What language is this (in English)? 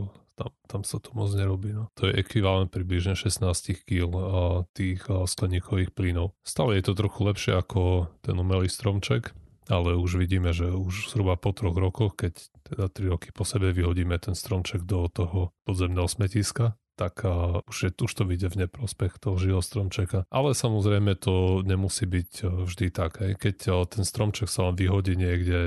Slovak